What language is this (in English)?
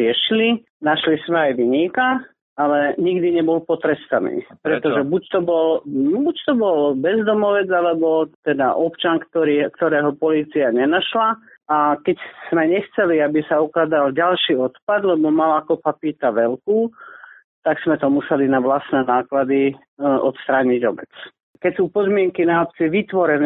Slovak